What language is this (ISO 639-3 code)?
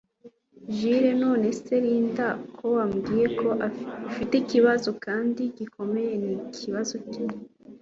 kin